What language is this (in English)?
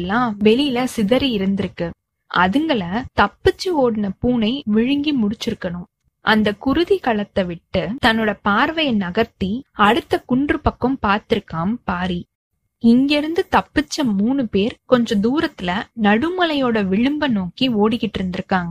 Tamil